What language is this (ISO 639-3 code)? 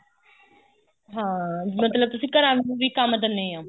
pan